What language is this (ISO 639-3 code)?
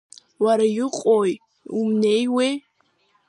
abk